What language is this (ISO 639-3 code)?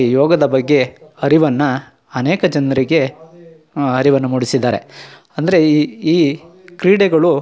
kan